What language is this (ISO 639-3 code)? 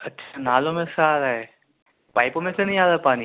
urd